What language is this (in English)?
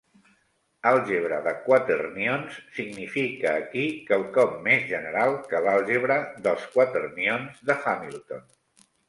Catalan